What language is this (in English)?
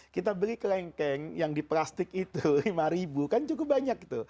Indonesian